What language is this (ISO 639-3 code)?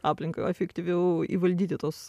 lit